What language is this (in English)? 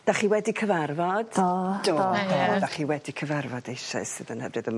Welsh